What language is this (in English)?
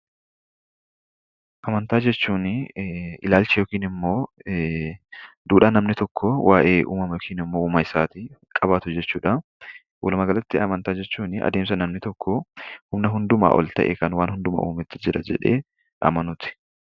Oromo